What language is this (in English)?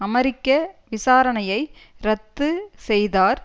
Tamil